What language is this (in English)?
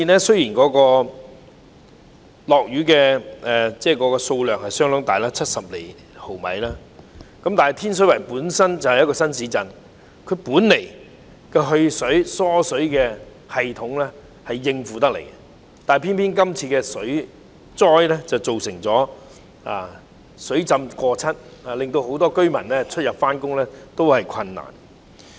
Cantonese